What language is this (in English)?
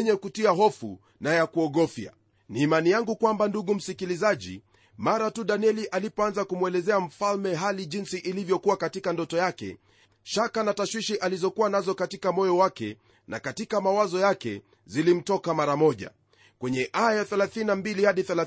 Swahili